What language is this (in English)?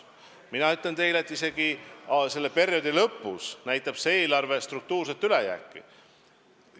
Estonian